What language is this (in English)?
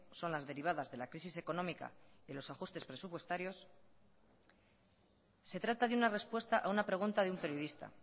Spanish